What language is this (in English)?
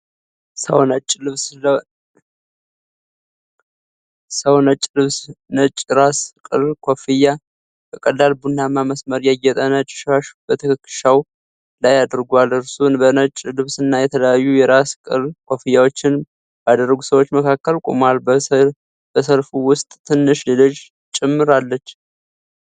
Amharic